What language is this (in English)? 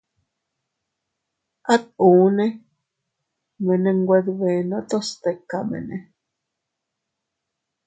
Teutila Cuicatec